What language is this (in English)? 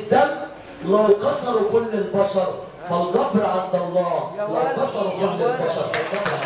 Arabic